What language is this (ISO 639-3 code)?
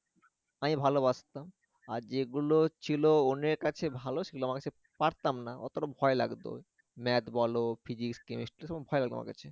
ben